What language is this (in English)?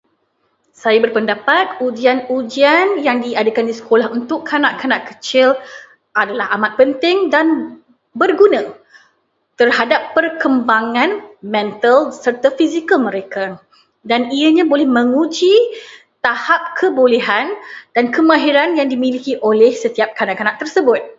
Malay